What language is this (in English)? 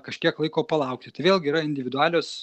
Lithuanian